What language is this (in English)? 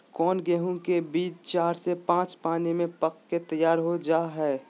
Magahi